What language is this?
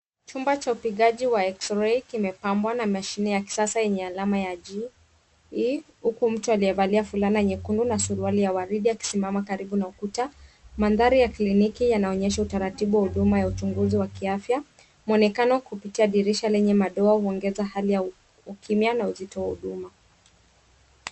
Swahili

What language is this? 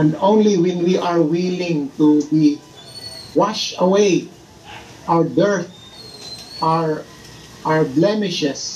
Filipino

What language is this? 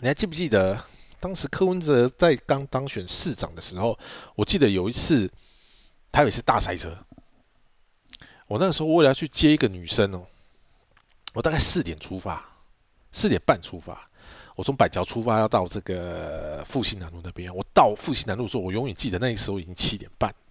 Chinese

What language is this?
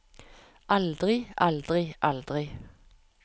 Norwegian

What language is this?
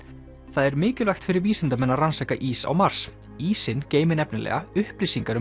Icelandic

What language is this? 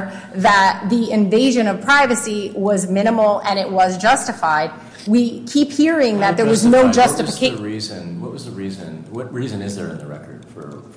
English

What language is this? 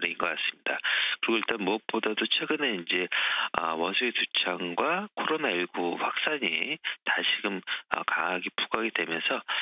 Korean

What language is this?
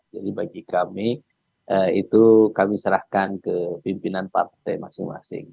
Indonesian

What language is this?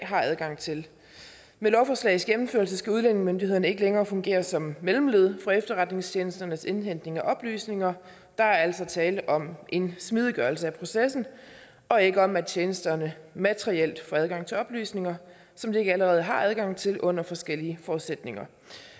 Danish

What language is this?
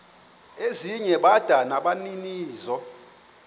Xhosa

